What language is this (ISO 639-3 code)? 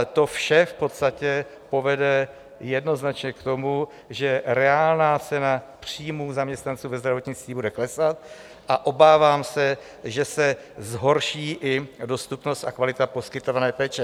ces